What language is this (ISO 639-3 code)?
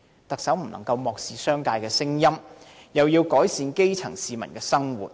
yue